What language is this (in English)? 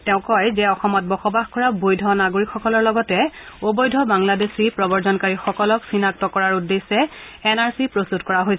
Assamese